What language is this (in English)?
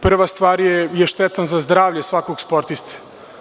Serbian